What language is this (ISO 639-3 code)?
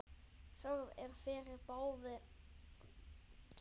isl